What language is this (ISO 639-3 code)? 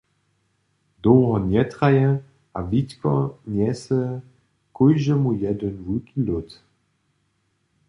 hsb